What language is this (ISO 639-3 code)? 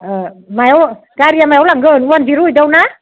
brx